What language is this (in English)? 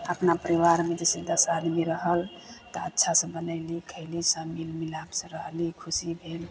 Maithili